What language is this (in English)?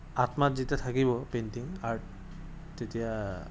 Assamese